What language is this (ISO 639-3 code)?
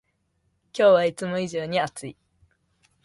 jpn